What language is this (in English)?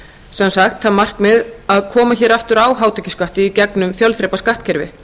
Icelandic